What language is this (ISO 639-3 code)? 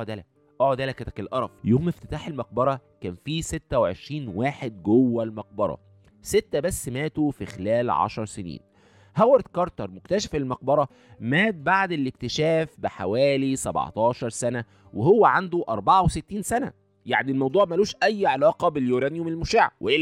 ara